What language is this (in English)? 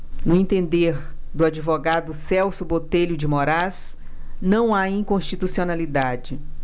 Portuguese